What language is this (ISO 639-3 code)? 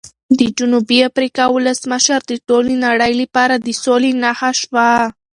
pus